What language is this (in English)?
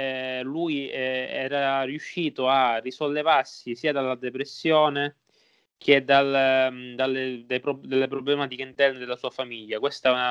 Italian